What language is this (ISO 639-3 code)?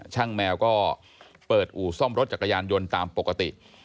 tha